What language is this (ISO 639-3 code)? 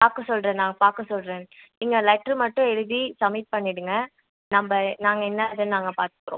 tam